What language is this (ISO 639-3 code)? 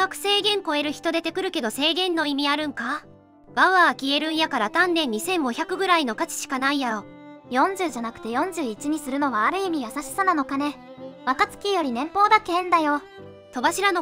jpn